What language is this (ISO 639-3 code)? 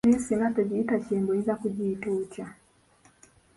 lug